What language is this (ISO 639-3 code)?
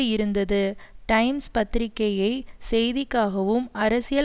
tam